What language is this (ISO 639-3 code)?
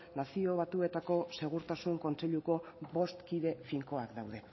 eus